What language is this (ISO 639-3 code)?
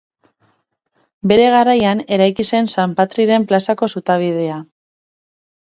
eus